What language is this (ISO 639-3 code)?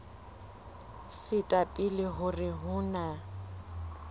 sot